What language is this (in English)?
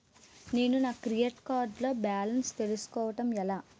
Telugu